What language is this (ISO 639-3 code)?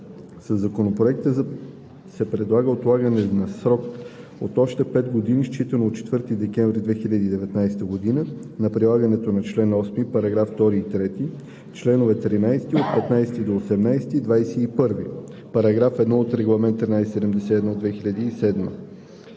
bul